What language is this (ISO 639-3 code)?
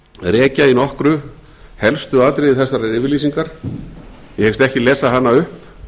isl